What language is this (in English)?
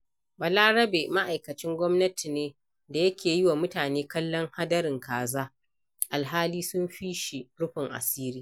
Hausa